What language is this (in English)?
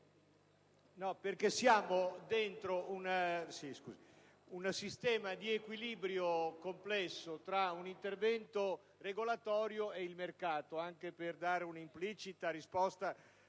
Italian